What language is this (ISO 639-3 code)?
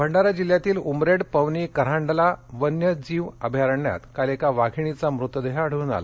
mar